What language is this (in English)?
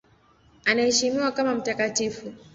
Swahili